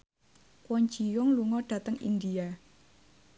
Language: Javanese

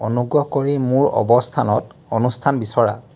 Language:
Assamese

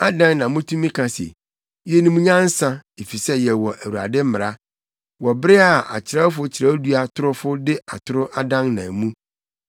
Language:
Akan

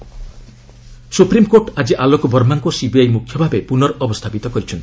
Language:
Odia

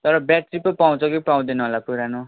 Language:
Nepali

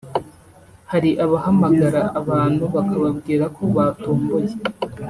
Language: Kinyarwanda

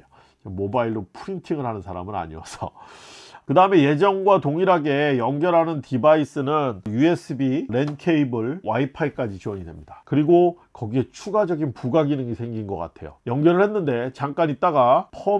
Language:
Korean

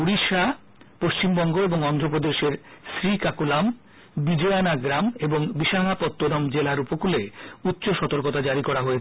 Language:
Bangla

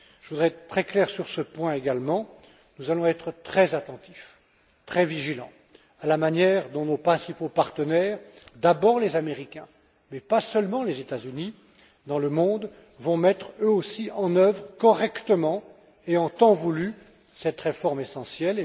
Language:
French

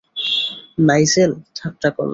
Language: Bangla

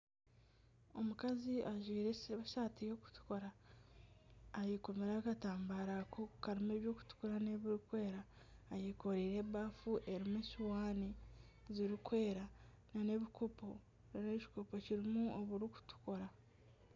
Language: Nyankole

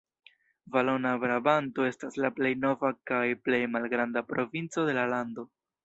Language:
Esperanto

